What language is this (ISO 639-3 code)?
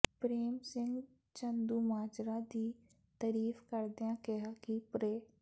pan